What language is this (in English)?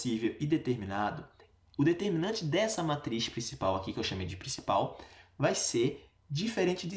Portuguese